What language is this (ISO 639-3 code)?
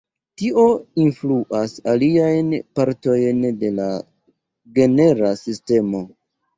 epo